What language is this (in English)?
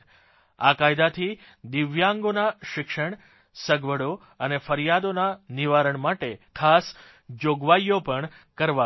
Gujarati